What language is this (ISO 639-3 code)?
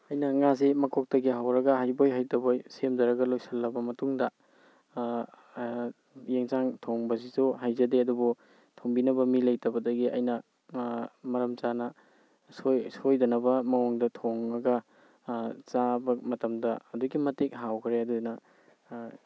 mni